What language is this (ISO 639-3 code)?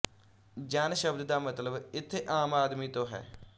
pan